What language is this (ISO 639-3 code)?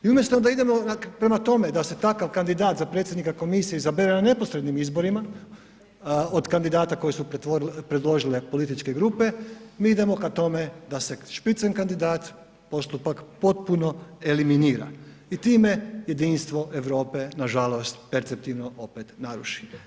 hrv